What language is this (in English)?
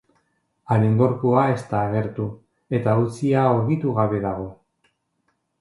Basque